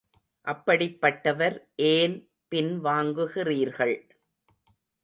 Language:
Tamil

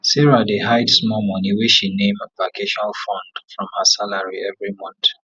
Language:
Nigerian Pidgin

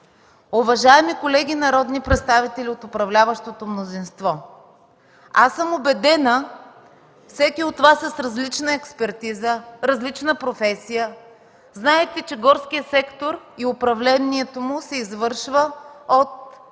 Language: Bulgarian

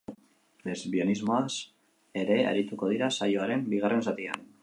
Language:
Basque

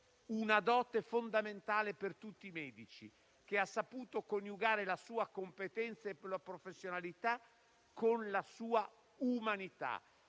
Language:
Italian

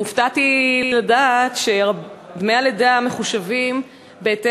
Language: Hebrew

